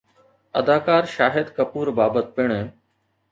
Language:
Sindhi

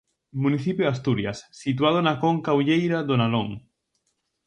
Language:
Galician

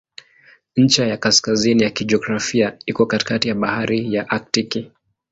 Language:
Swahili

